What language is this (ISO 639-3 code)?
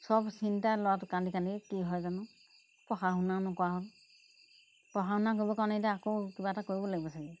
asm